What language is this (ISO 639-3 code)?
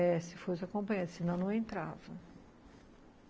por